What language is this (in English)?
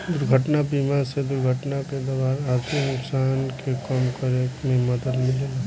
Bhojpuri